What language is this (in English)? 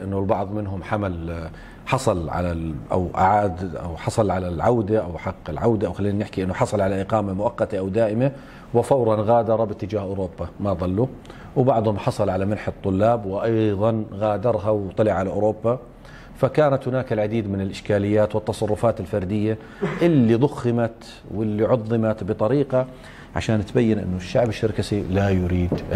Arabic